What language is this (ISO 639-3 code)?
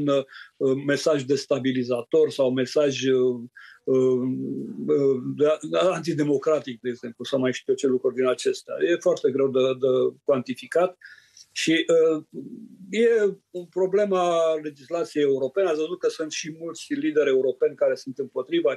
ron